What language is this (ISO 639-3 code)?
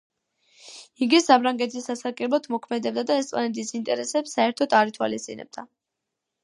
kat